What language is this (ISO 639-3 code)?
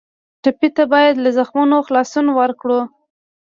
pus